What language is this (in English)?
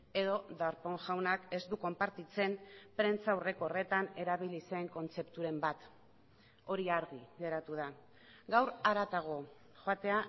Basque